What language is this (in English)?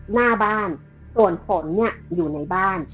Thai